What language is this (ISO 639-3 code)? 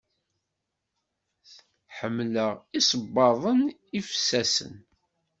kab